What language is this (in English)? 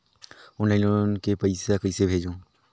Chhattisgarhi